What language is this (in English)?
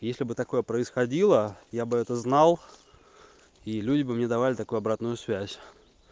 Russian